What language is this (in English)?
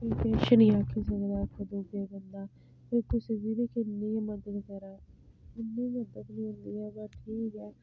Dogri